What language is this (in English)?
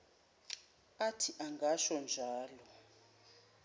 Zulu